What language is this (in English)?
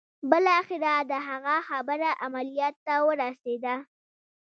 Pashto